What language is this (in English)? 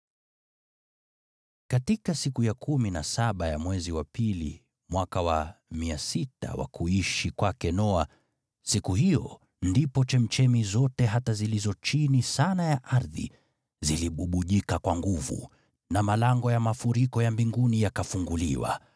Swahili